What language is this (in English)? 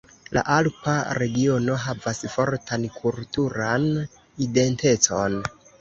Esperanto